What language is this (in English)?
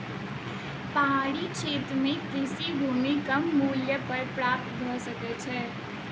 Maithili